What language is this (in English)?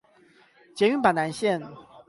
Chinese